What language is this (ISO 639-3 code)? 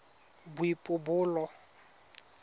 tsn